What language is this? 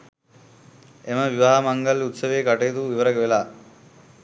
Sinhala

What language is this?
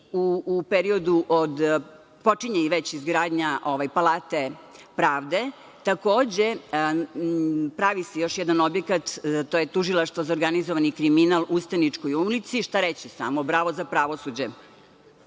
Serbian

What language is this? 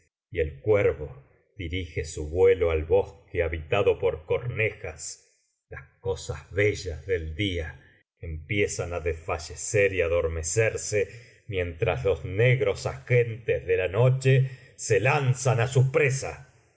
Spanish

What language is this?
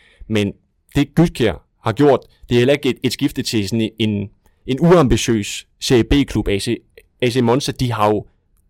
Danish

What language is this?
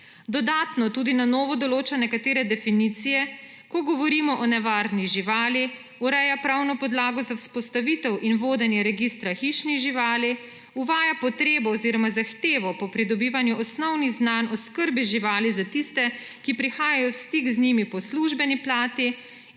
Slovenian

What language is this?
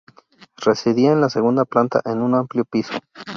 Spanish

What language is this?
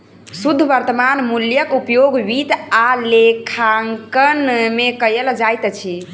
Maithili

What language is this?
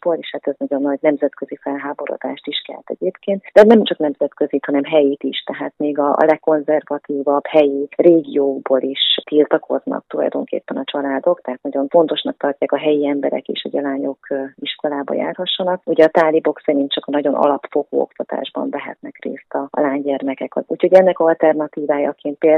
Hungarian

